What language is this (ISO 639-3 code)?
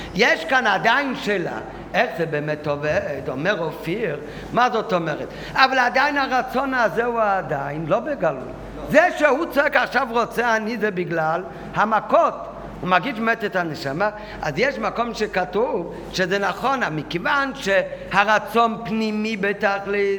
heb